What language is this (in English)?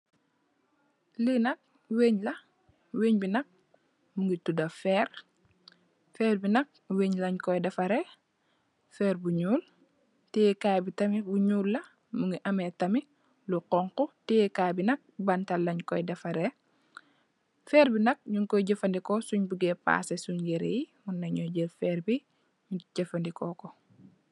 Wolof